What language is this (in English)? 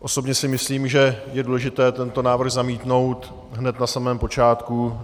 Czech